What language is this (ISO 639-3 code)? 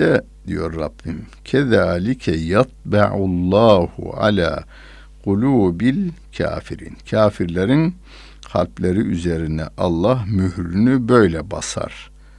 tur